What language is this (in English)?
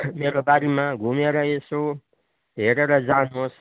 Nepali